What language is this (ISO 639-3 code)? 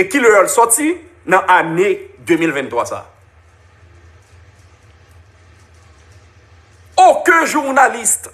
fra